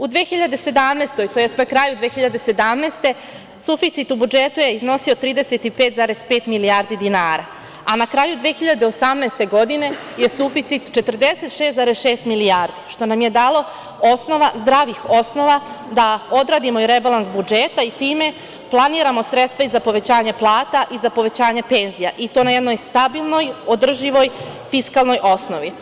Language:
Serbian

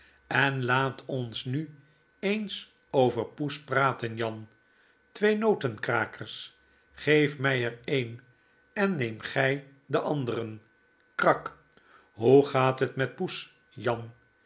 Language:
Dutch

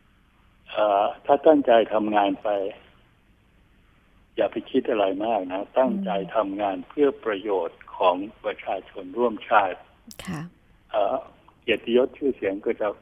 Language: Thai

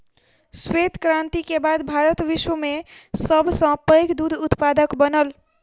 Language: Maithili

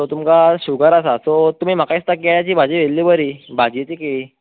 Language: Konkani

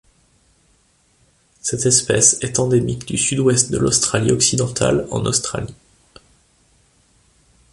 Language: French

